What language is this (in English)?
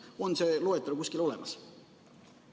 Estonian